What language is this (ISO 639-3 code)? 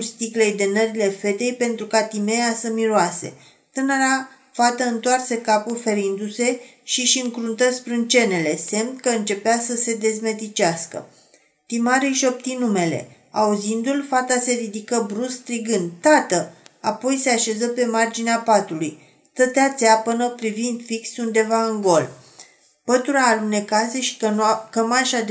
ron